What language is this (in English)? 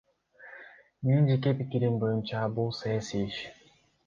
Kyrgyz